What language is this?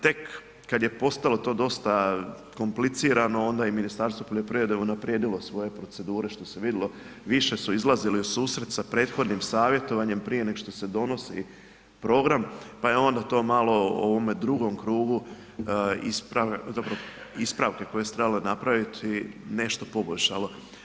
Croatian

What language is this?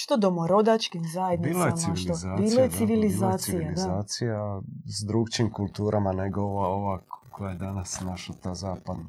Croatian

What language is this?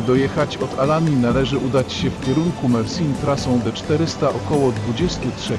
Polish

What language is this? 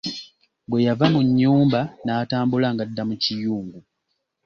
Ganda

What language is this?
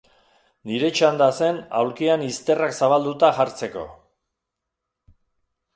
Basque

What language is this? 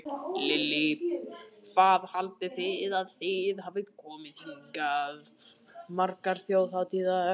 Icelandic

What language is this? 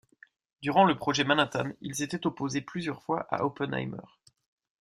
French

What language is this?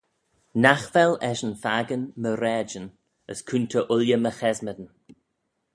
Manx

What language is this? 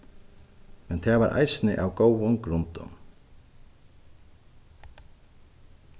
Faroese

